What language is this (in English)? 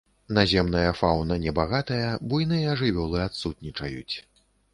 Belarusian